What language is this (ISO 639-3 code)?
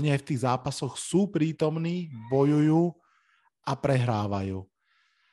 slk